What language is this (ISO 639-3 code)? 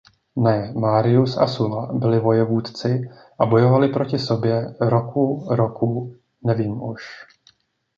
ces